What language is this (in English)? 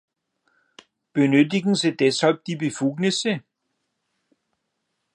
German